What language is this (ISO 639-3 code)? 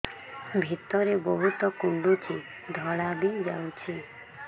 ori